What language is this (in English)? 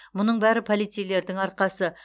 Kazakh